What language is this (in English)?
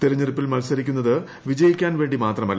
Malayalam